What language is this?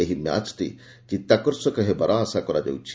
Odia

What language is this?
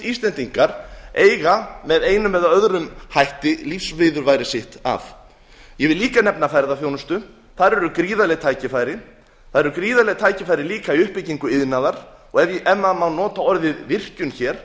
Icelandic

